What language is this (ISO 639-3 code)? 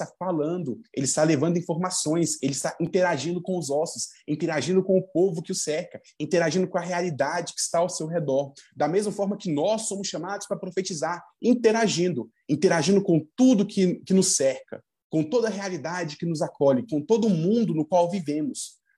por